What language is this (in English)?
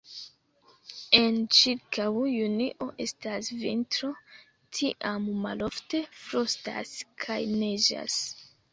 Esperanto